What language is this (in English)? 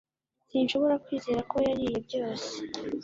Kinyarwanda